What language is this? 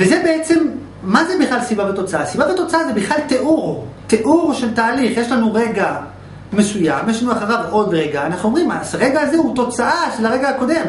Hebrew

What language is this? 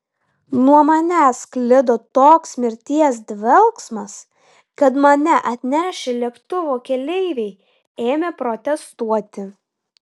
Lithuanian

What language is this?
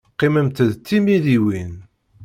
Kabyle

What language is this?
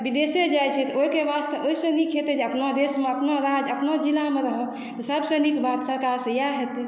Maithili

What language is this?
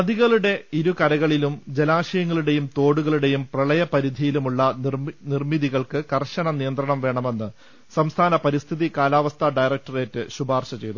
Malayalam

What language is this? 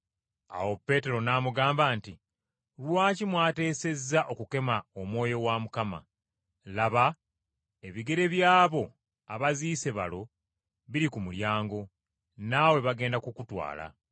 Ganda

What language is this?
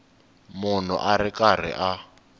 Tsonga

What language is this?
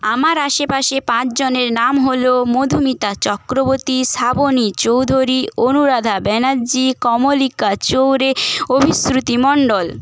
Bangla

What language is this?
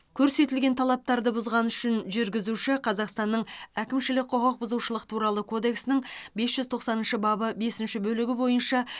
Kazakh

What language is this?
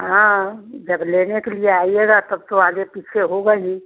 Hindi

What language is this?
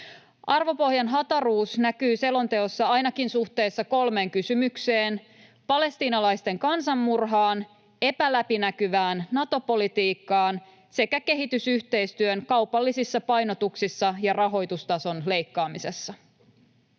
Finnish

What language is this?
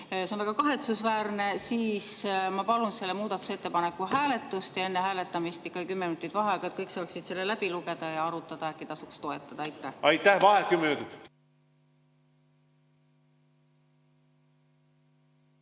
Estonian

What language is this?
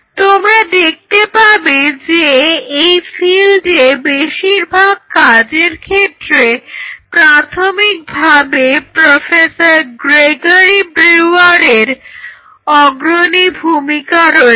Bangla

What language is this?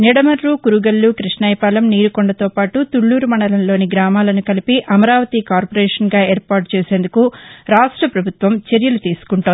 Telugu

